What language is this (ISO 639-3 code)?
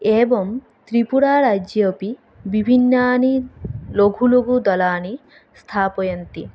san